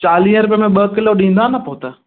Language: Sindhi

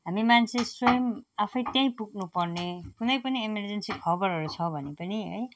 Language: Nepali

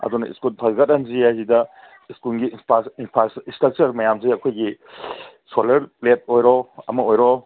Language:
Manipuri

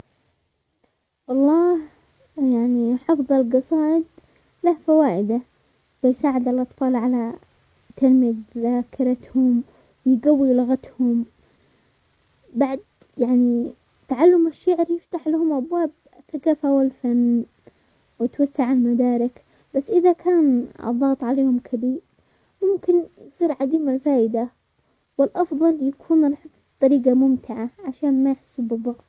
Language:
Omani Arabic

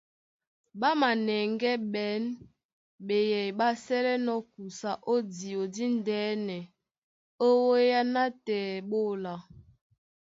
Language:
Duala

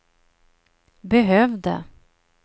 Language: Swedish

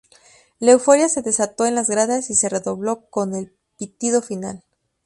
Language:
Spanish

